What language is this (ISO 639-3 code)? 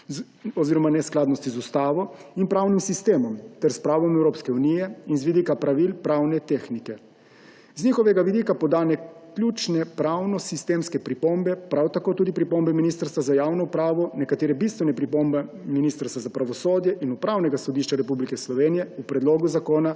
slv